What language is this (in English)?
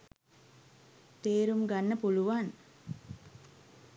Sinhala